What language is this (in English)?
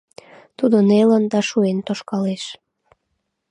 Mari